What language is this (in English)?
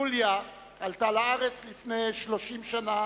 Hebrew